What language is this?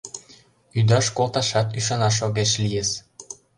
Mari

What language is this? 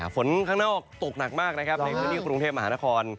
Thai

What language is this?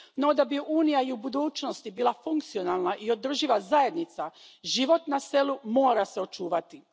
Croatian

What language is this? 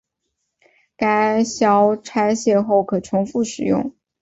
Chinese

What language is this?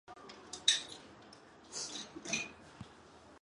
Chinese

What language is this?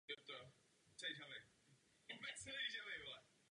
Czech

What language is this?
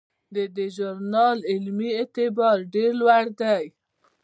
Pashto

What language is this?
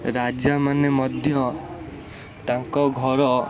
Odia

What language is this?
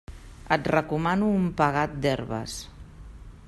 Catalan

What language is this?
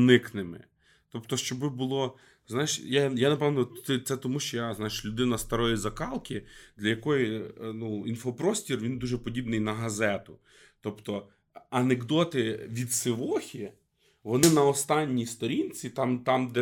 Ukrainian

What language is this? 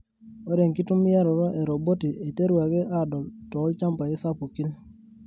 Masai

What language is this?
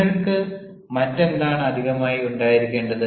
Malayalam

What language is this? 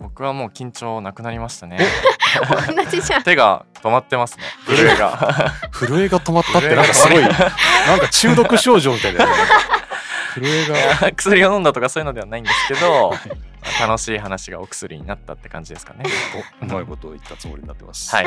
Japanese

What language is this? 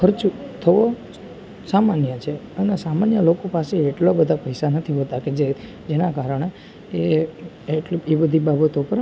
Gujarati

